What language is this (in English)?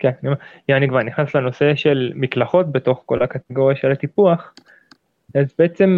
Hebrew